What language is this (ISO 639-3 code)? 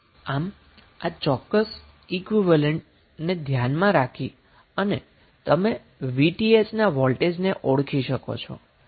guj